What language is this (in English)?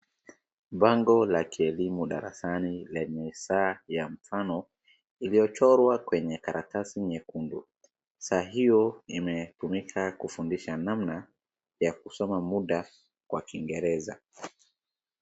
Swahili